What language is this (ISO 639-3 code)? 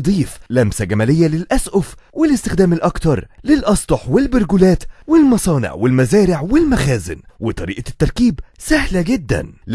ara